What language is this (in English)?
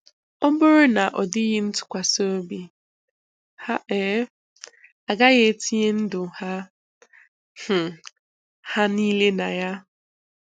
Igbo